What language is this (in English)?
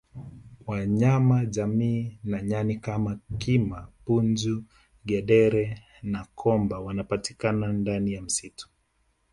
Swahili